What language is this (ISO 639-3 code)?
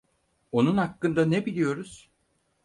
tur